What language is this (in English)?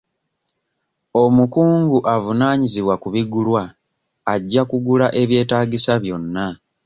Ganda